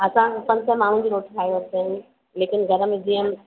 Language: Sindhi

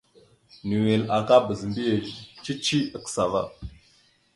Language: Mada (Cameroon)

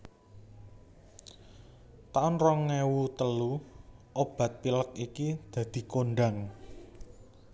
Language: Javanese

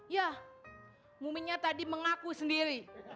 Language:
Indonesian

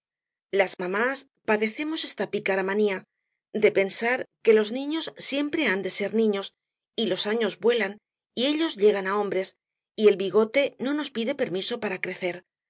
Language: Spanish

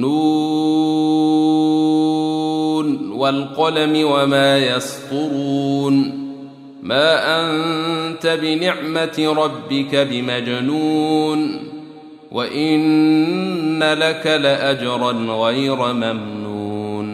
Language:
Arabic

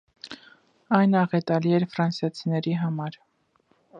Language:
Armenian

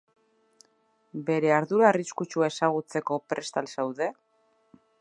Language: Basque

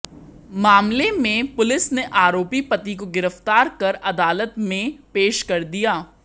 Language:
Hindi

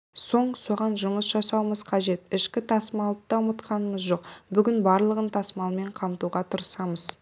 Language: Kazakh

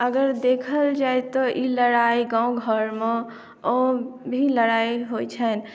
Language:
Maithili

